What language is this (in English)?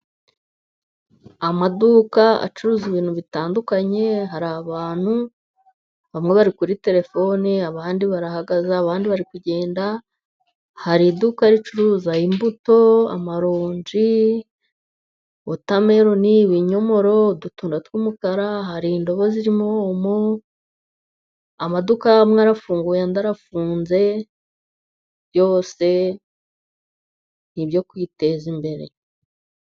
Kinyarwanda